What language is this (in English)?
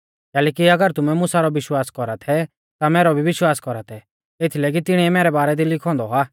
Mahasu Pahari